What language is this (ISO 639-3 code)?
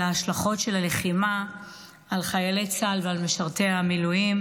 heb